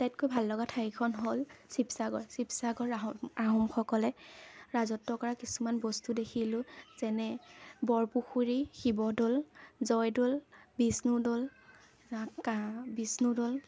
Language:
Assamese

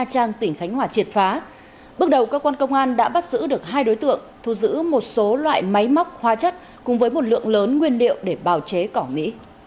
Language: Vietnamese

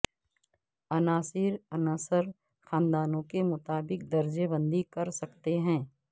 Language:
Urdu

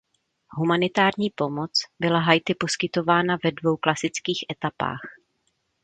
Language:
Czech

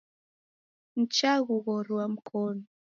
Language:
Taita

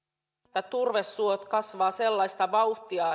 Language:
Finnish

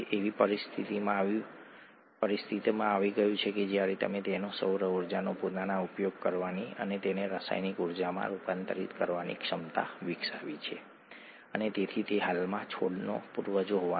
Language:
Gujarati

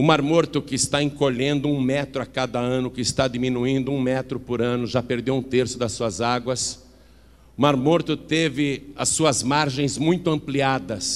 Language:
Portuguese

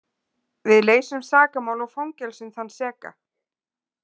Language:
Icelandic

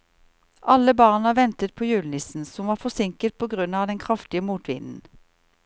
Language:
Norwegian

